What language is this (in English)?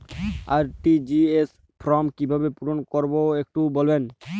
Bangla